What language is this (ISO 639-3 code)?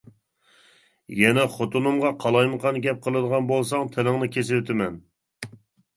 uig